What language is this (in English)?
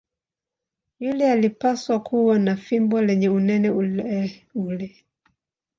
Swahili